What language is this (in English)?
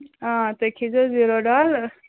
Kashmiri